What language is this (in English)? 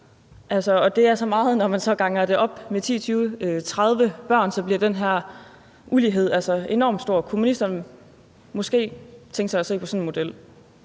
Danish